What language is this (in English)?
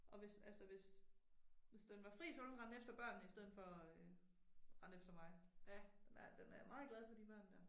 Danish